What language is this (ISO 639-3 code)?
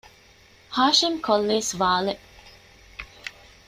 div